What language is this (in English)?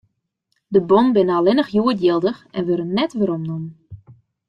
Western Frisian